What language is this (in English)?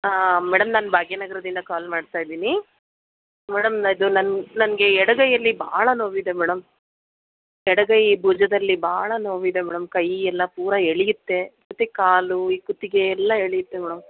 Kannada